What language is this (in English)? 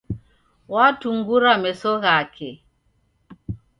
Taita